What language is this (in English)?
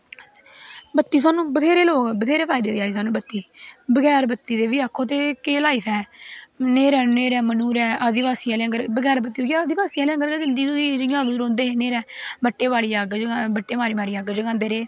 Dogri